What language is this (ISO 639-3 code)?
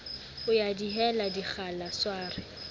sot